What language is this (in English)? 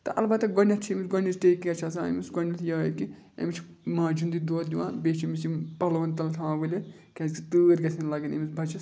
Kashmiri